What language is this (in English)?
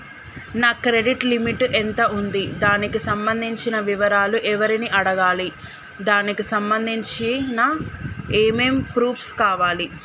Telugu